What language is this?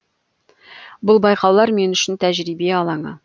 Kazakh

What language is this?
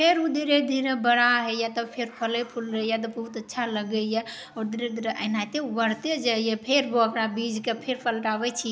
Maithili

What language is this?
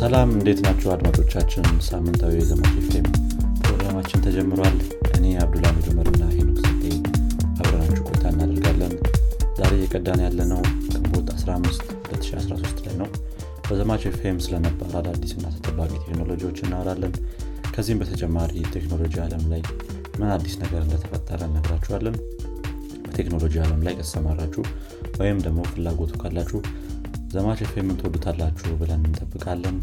Amharic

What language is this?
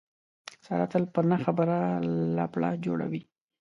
Pashto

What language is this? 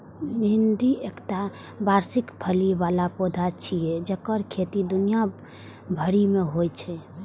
Maithili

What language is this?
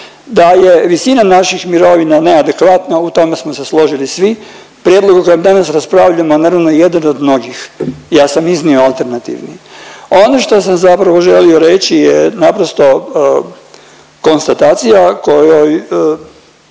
Croatian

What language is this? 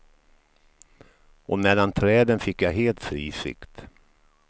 Swedish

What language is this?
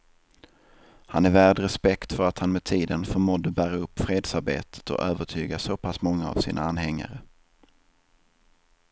Swedish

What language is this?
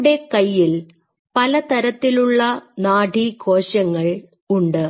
Malayalam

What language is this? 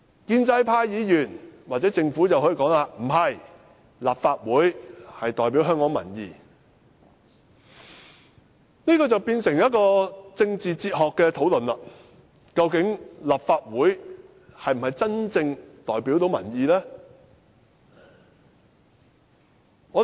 Cantonese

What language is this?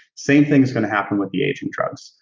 English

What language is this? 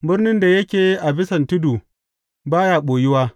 Hausa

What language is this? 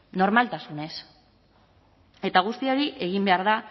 Basque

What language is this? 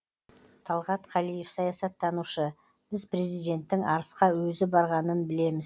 Kazakh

